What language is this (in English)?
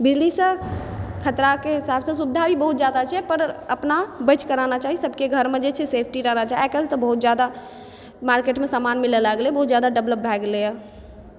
Maithili